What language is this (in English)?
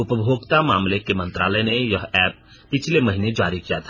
Hindi